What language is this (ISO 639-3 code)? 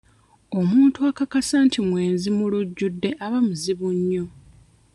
lug